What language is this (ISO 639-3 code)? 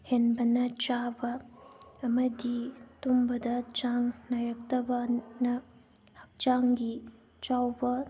mni